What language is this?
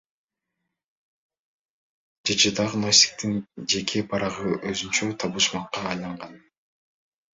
Kyrgyz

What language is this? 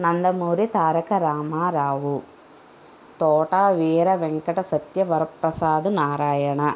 Telugu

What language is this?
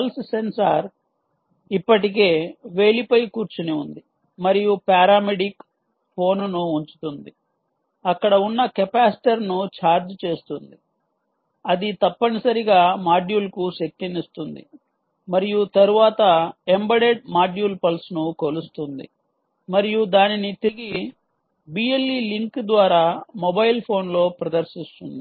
Telugu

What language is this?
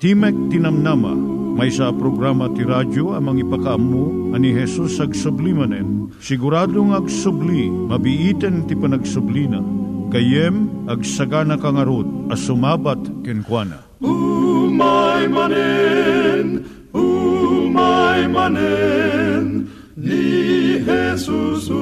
Filipino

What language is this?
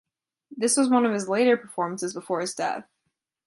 English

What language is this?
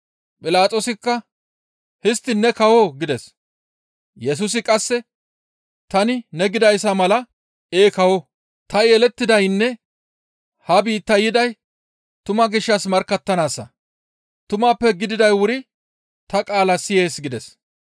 Gamo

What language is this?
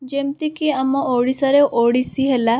Odia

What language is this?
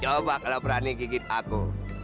Indonesian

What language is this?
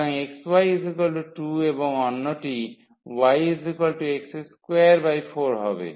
Bangla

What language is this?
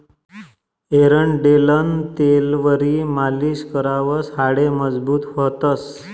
Marathi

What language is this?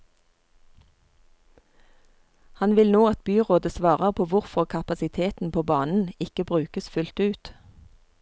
Norwegian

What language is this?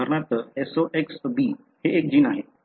Marathi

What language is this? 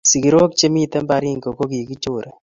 Kalenjin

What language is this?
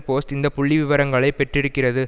Tamil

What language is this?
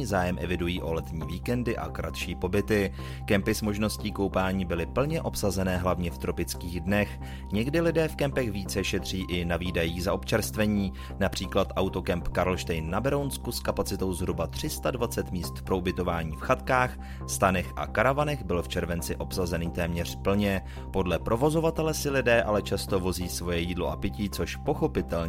Czech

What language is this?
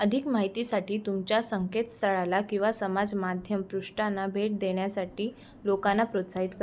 Marathi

